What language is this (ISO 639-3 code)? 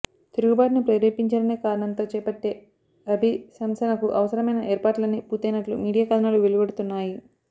tel